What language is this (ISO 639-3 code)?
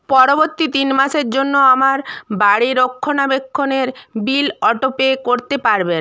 ben